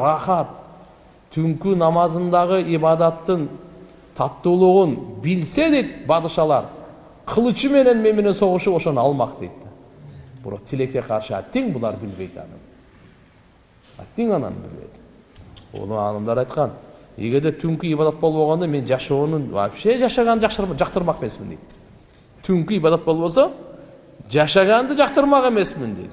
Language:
Turkish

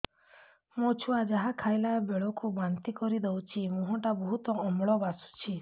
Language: Odia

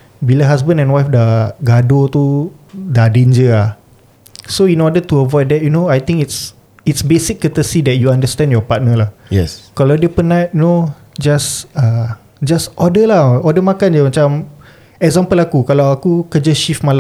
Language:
Malay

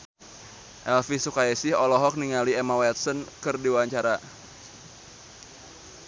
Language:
Sundanese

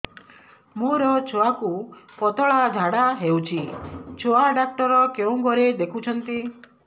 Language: Odia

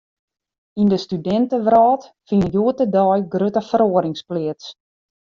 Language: Western Frisian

